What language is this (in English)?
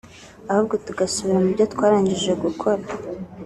Kinyarwanda